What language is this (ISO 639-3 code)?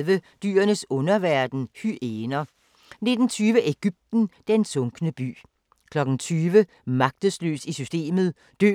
dan